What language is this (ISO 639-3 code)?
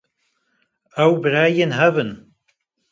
kur